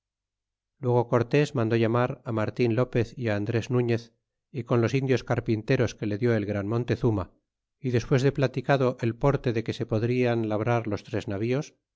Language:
Spanish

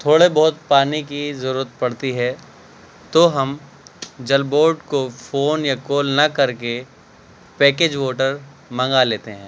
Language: Urdu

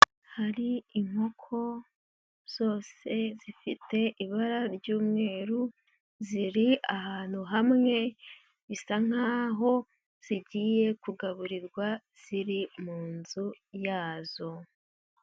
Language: Kinyarwanda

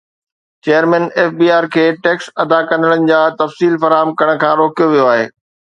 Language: Sindhi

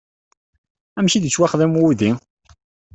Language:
Kabyle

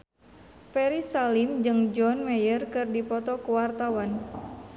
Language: Sundanese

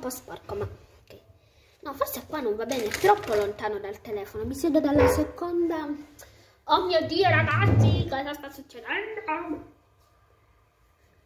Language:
Italian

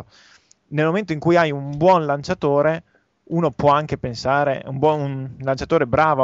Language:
Italian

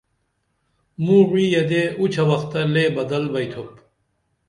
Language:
Dameli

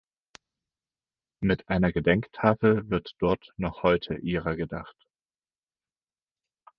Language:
German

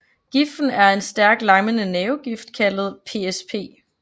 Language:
Danish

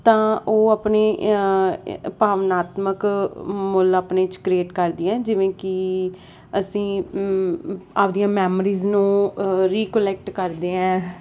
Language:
Punjabi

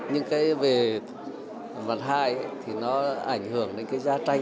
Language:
Vietnamese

